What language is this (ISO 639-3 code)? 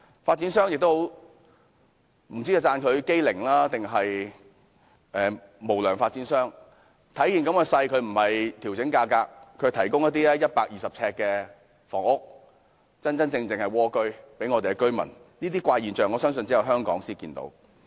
yue